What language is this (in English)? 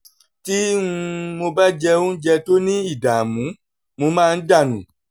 Yoruba